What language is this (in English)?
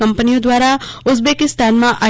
Gujarati